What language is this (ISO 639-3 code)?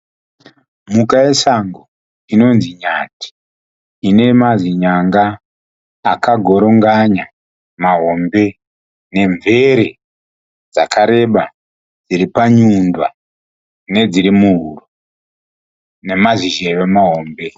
sna